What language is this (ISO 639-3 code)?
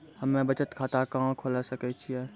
mai